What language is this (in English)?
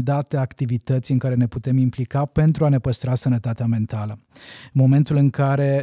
Romanian